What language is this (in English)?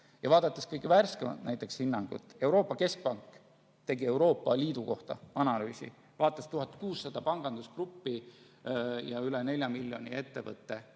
Estonian